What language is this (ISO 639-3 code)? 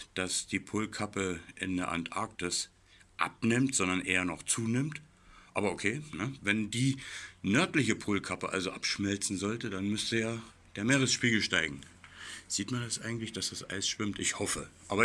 deu